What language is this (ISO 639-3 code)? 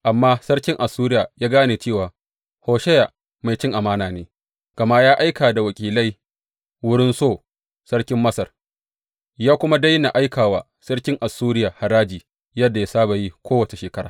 hau